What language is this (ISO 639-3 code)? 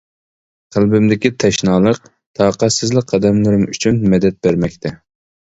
uig